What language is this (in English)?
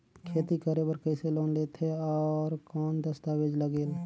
Chhattisgarhi